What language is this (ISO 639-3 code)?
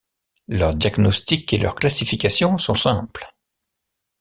fra